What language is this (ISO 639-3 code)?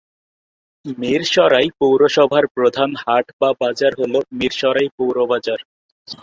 ben